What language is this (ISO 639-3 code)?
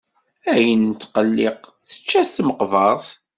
kab